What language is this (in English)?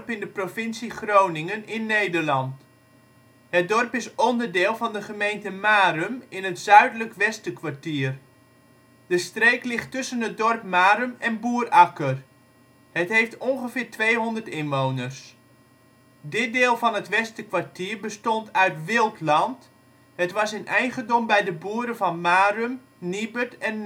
Dutch